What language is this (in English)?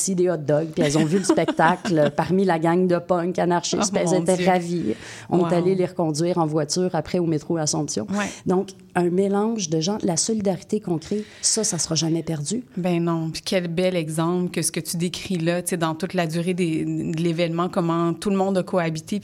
French